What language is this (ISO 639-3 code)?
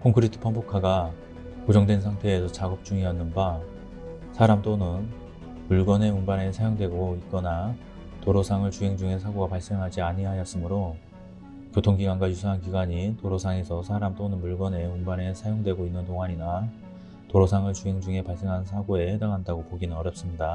kor